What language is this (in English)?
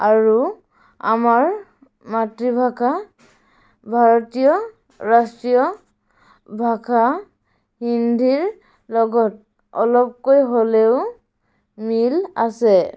Assamese